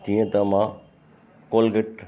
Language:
Sindhi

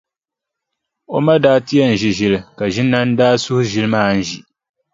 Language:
Dagbani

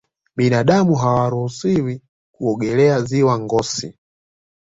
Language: Swahili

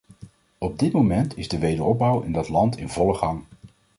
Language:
Dutch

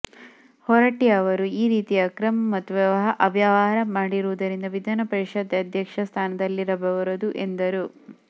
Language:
Kannada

